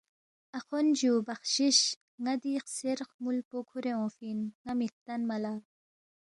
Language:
Balti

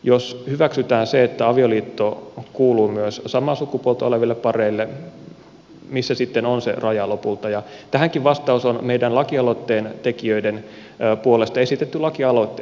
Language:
Finnish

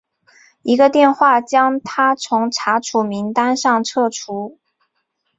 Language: Chinese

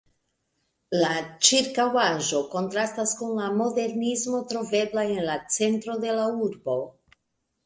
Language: Esperanto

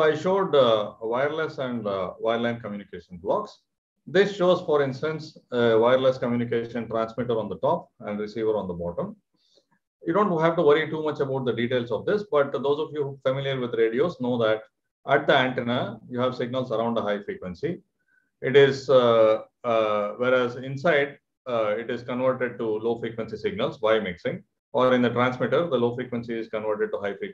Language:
English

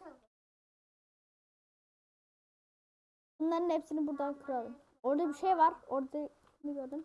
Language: Turkish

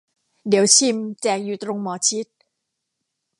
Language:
Thai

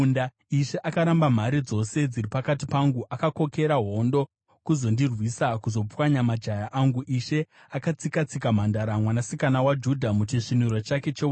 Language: Shona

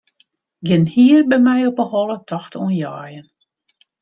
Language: Western Frisian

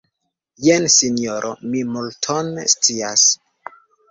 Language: Esperanto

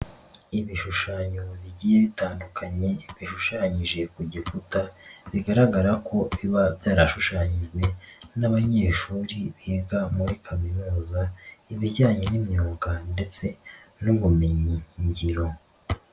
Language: Kinyarwanda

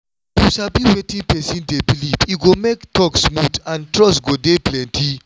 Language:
Nigerian Pidgin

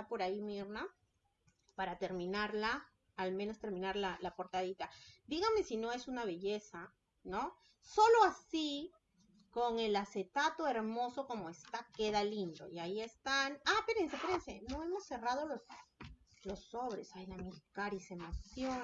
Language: Spanish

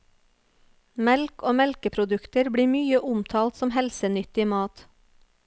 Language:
Norwegian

